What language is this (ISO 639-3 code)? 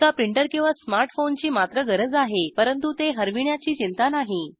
mar